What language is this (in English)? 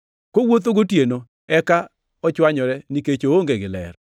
Luo (Kenya and Tanzania)